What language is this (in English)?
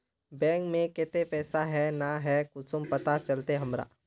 Magahi